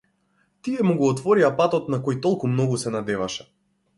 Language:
Macedonian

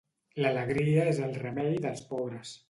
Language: Catalan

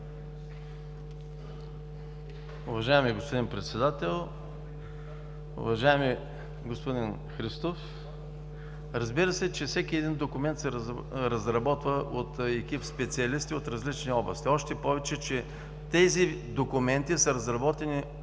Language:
Bulgarian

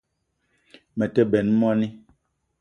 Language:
Eton (Cameroon)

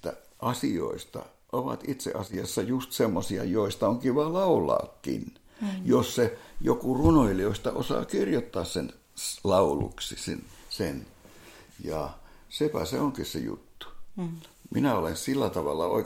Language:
Finnish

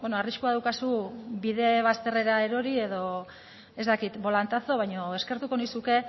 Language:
Basque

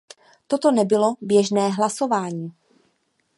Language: Czech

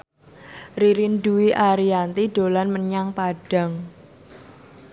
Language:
Javanese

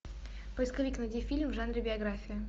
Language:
Russian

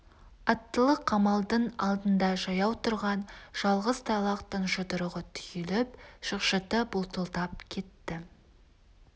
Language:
Kazakh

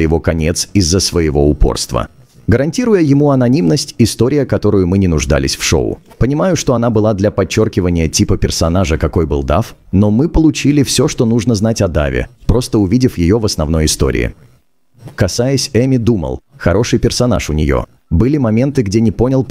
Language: Russian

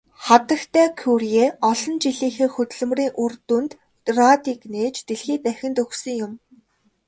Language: Mongolian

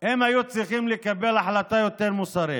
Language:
Hebrew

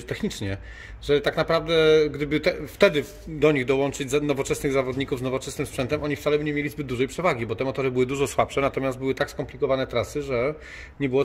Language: Polish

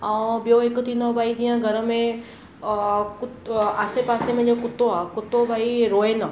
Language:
Sindhi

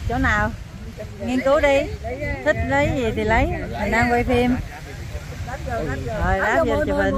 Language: Vietnamese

